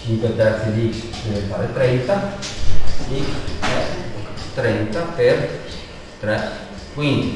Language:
Italian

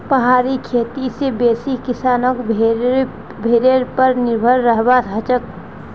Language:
Magahi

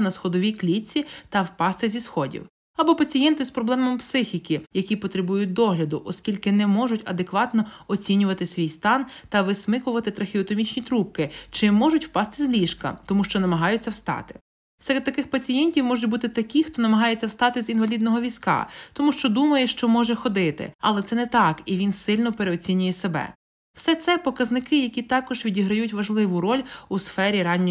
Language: Ukrainian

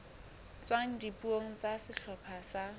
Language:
Southern Sotho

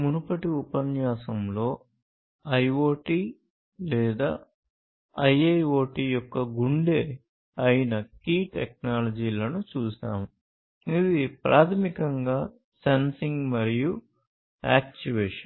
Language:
Telugu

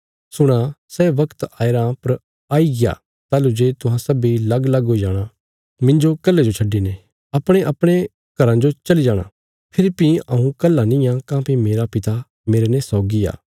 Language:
Bilaspuri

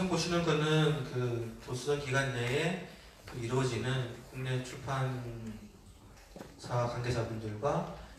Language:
Korean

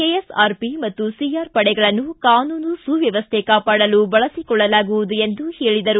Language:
Kannada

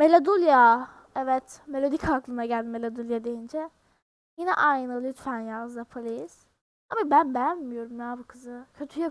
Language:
Turkish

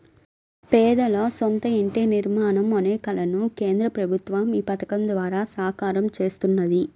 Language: Telugu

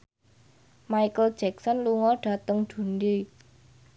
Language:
Javanese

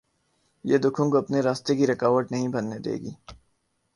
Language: Urdu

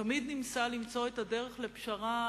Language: Hebrew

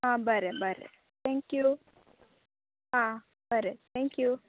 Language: Konkani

